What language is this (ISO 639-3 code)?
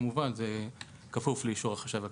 heb